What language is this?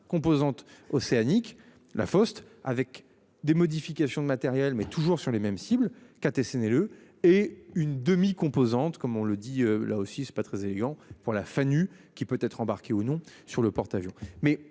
French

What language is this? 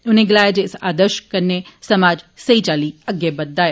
Dogri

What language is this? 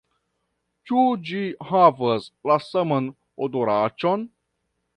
Esperanto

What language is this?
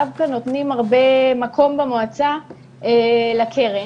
Hebrew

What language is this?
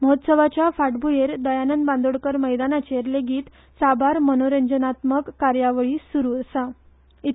Konkani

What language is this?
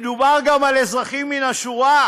Hebrew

